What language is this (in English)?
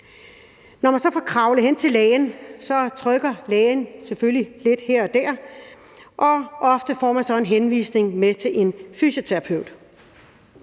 Danish